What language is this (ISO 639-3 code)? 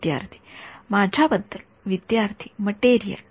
mar